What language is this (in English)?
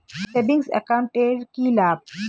Bangla